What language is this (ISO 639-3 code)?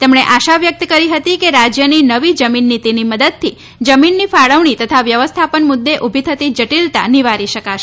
guj